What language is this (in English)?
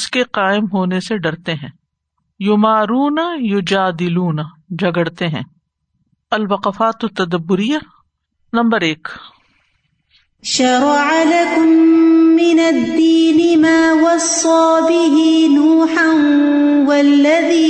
Urdu